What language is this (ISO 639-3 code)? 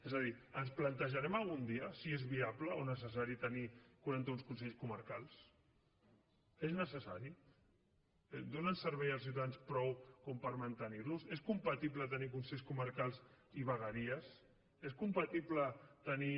cat